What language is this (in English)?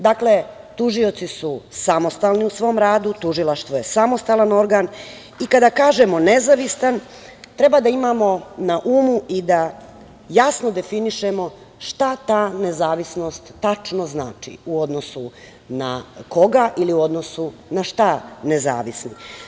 Serbian